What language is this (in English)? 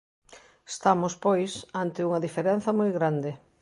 Galician